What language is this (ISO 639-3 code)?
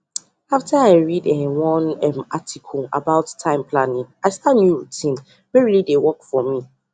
pcm